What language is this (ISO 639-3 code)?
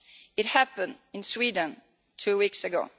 eng